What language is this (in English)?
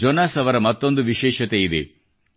Kannada